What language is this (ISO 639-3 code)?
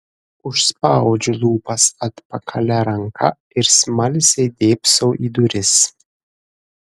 lit